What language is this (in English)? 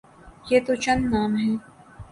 Urdu